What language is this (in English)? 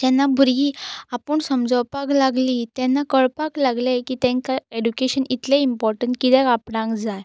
Konkani